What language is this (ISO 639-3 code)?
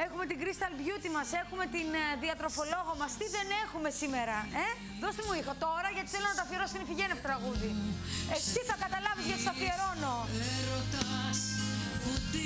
ell